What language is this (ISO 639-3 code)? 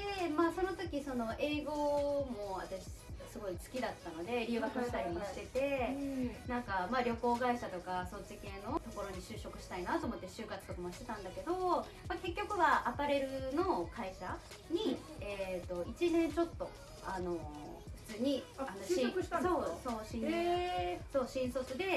jpn